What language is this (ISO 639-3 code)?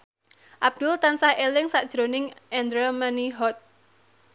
jav